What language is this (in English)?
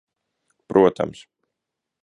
Latvian